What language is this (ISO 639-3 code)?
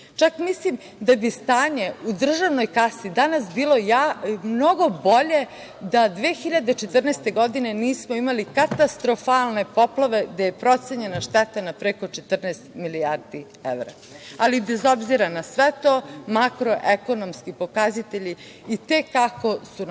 srp